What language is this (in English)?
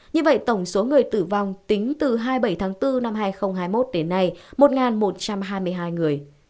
Vietnamese